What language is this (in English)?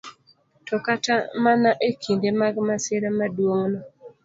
Luo (Kenya and Tanzania)